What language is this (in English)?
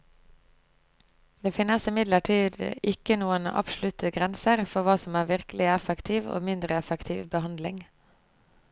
Norwegian